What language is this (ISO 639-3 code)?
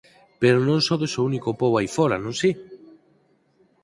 glg